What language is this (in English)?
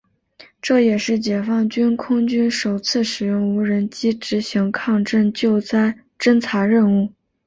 Chinese